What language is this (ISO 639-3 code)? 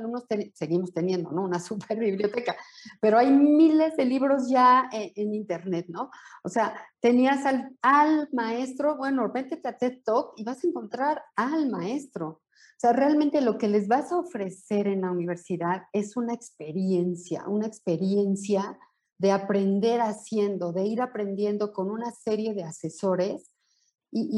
spa